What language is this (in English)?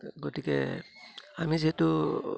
Assamese